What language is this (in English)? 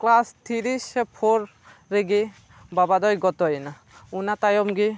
Santali